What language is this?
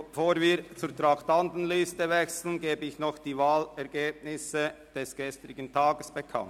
Swiss German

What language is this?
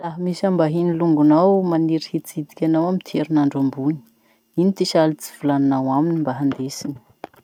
Masikoro Malagasy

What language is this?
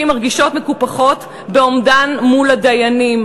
Hebrew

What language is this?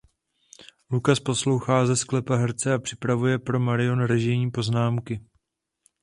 Czech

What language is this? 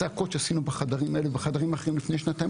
Hebrew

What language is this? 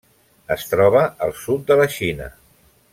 Catalan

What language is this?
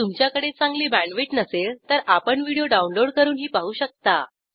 Marathi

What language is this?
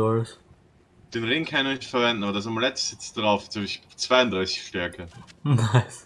German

